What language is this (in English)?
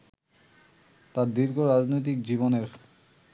Bangla